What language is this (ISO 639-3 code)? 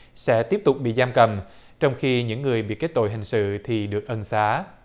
vie